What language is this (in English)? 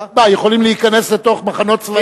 Hebrew